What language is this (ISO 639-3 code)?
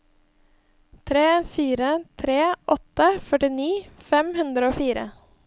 nor